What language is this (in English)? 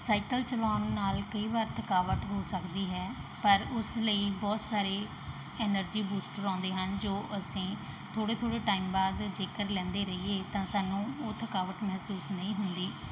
Punjabi